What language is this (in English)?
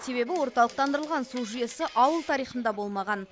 Kazakh